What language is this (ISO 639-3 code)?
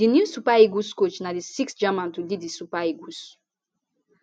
pcm